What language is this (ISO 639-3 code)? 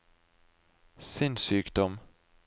nor